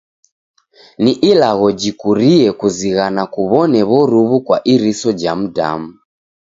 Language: Taita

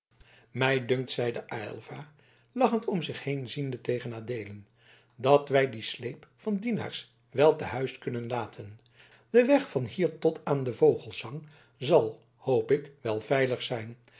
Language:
Dutch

